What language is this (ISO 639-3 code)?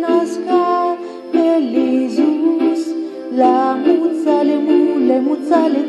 ron